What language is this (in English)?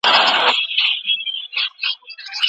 Pashto